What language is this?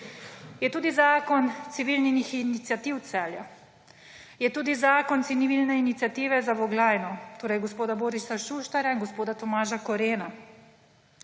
Slovenian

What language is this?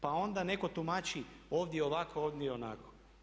Croatian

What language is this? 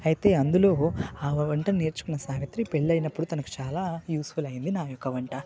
Telugu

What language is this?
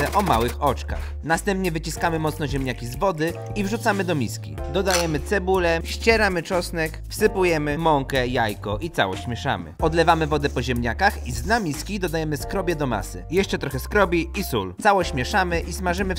Polish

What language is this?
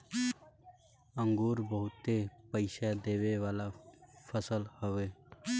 Bhojpuri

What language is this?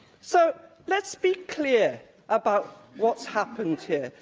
English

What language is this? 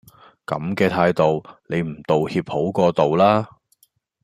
Cantonese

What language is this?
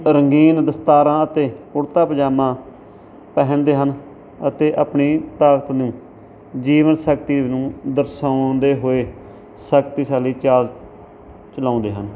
Punjabi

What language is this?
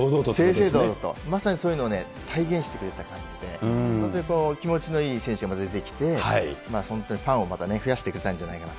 Japanese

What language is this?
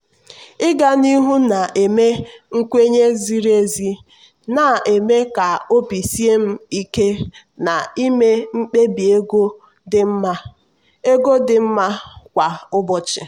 Igbo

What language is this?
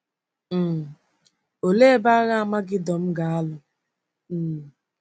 Igbo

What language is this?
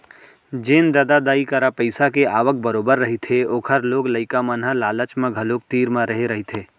Chhattisgarhi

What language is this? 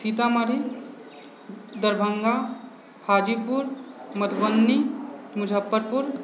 Maithili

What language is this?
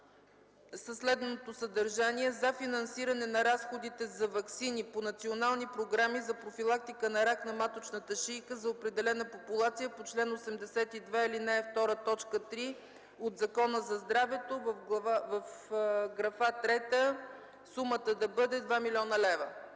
Bulgarian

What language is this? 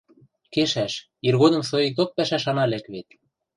Western Mari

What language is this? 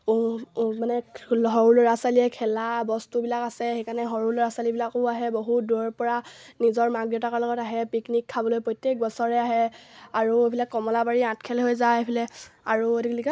Assamese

